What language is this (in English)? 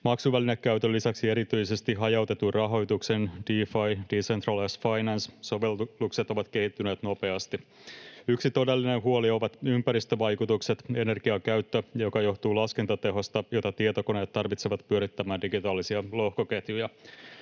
Finnish